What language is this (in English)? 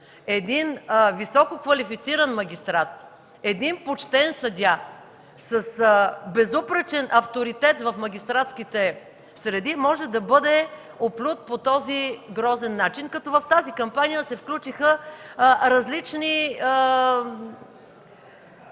Bulgarian